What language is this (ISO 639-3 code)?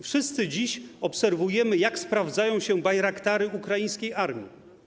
pol